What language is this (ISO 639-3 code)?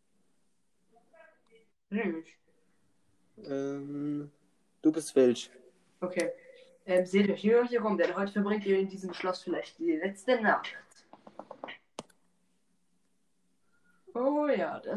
deu